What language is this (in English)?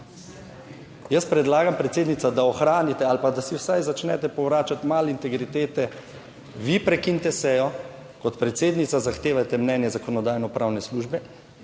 Slovenian